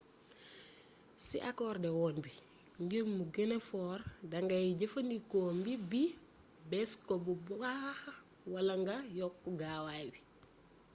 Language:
Wolof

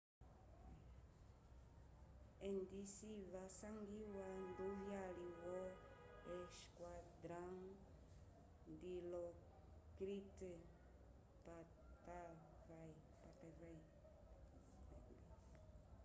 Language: Umbundu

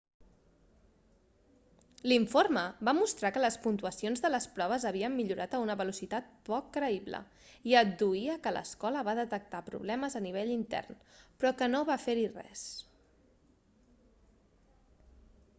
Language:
Catalan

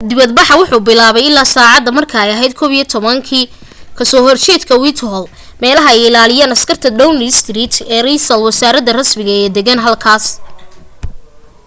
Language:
Somali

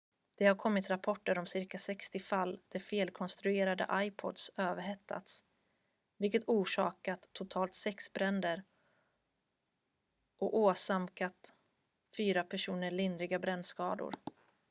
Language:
Swedish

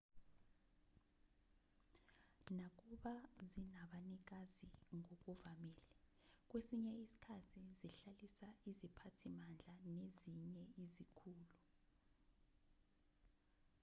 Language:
Zulu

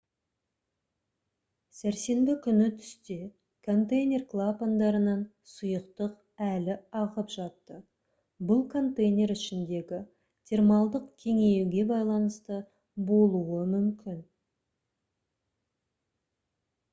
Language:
Kazakh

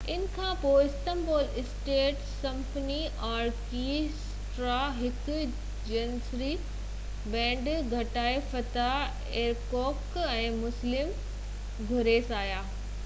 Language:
Sindhi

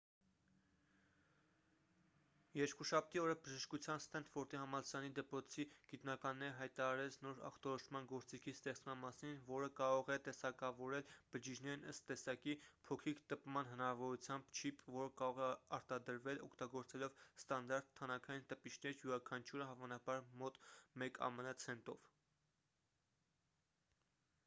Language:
Armenian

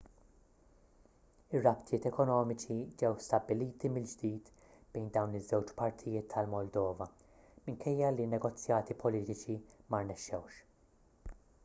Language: Maltese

